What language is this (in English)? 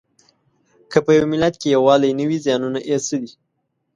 Pashto